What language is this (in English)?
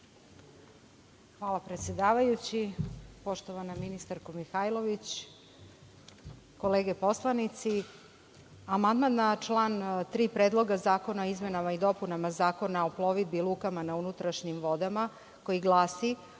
Serbian